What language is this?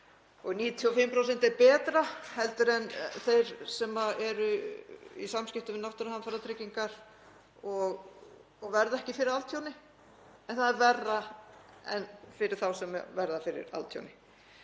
Icelandic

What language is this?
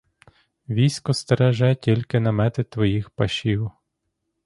Ukrainian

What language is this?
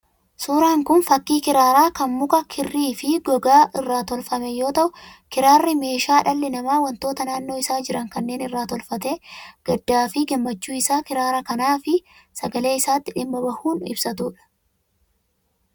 Oromo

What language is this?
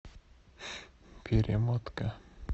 Russian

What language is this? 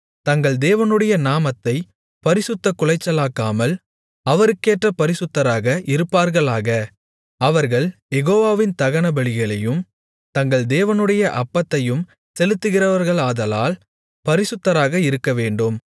Tamil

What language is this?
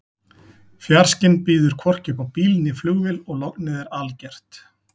Icelandic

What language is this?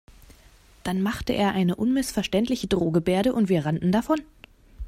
German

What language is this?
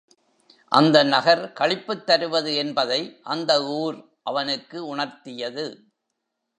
Tamil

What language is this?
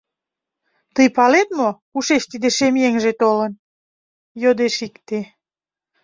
Mari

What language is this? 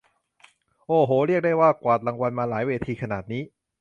Thai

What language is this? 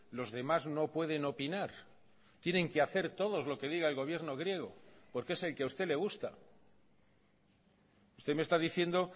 Spanish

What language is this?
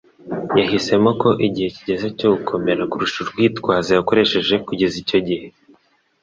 Kinyarwanda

